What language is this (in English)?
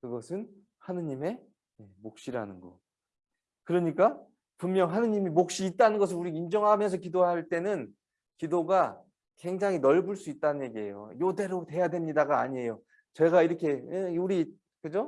Korean